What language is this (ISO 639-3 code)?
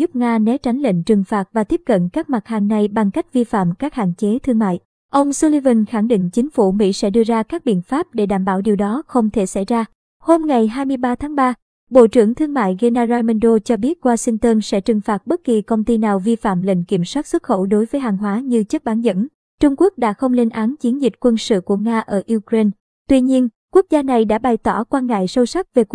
vie